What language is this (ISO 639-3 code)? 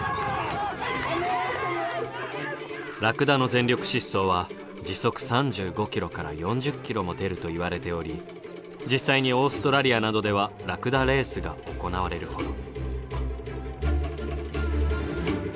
jpn